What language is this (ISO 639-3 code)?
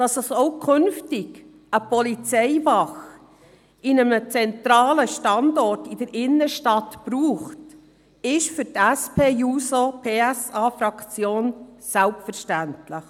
gsw